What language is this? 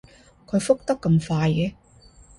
Cantonese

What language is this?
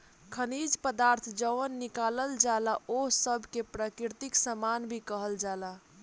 Bhojpuri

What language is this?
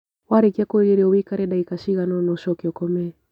Kikuyu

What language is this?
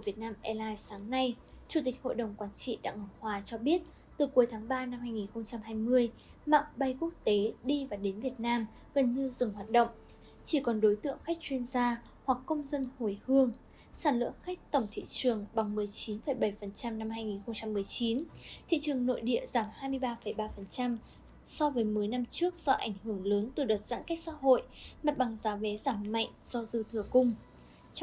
Vietnamese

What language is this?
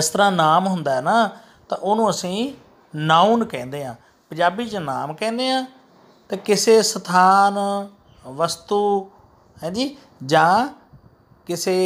Hindi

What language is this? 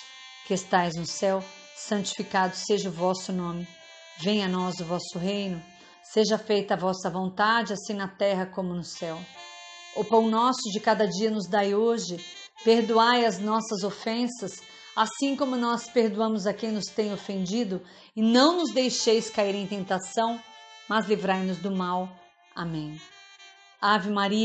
Portuguese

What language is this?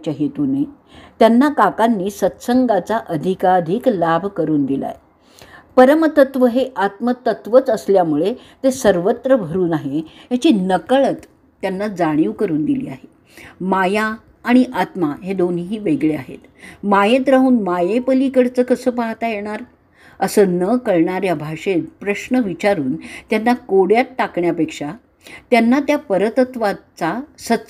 Marathi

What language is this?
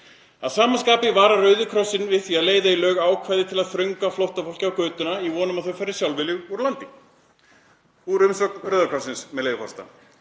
Icelandic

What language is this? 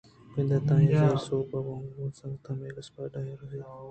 Eastern Balochi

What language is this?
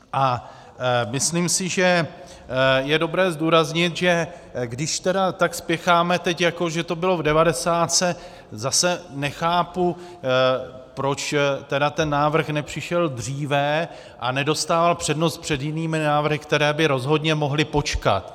Czech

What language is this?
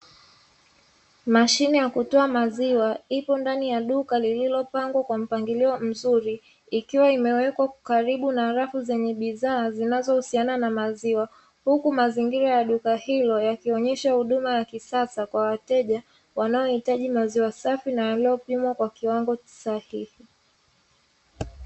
Swahili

